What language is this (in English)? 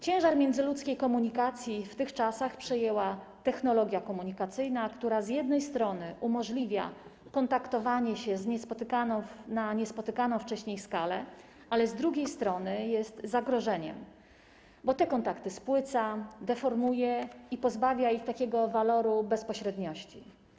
Polish